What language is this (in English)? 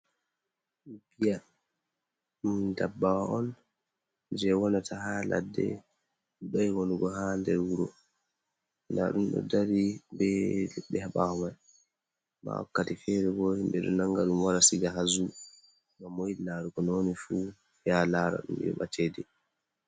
Fula